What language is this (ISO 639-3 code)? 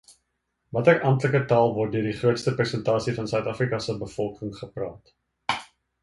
afr